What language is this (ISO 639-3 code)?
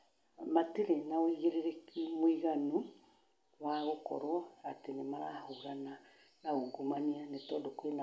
kik